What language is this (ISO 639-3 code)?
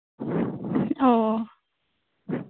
sat